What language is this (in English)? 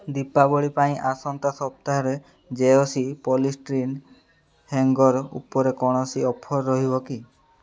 Odia